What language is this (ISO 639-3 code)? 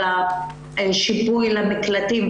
heb